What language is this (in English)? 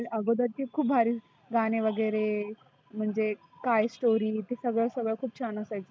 Marathi